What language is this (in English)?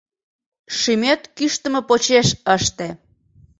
Mari